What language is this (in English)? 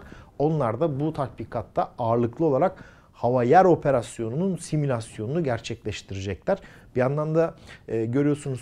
Turkish